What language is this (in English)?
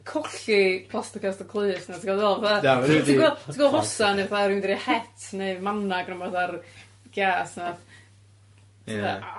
Welsh